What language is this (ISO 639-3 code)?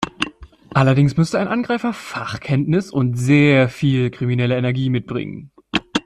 deu